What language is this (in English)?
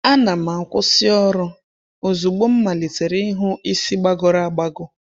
Igbo